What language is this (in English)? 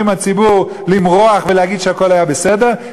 Hebrew